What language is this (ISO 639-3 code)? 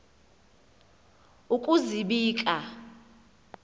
xho